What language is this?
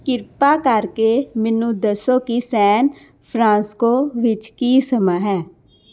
Punjabi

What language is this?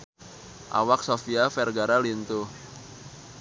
Sundanese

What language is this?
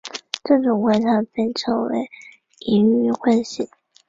Chinese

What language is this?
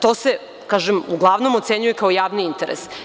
Serbian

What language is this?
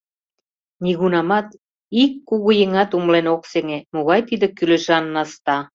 Mari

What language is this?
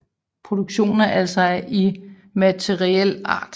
Danish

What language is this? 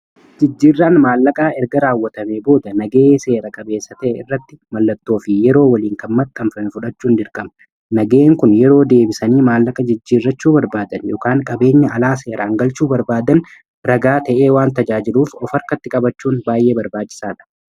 Oromo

